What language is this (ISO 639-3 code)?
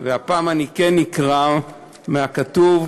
heb